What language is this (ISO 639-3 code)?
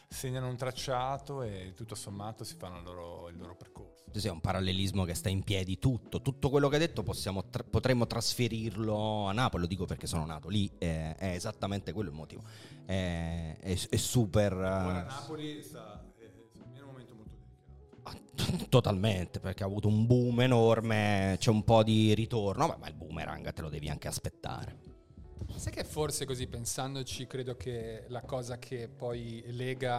ita